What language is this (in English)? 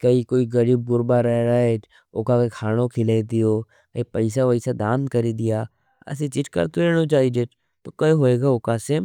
Nimadi